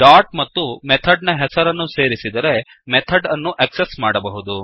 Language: Kannada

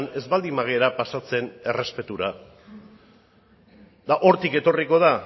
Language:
Basque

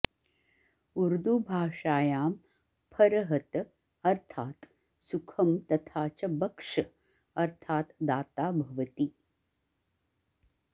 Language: Sanskrit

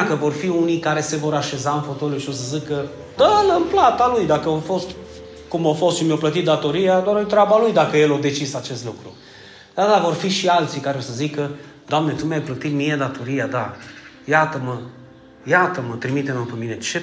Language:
Romanian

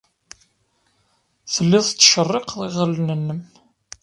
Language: Kabyle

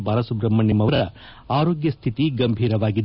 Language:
Kannada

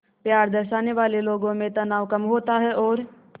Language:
Hindi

